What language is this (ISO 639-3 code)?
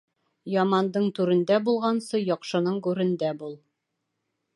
bak